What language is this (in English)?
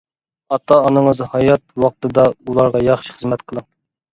Uyghur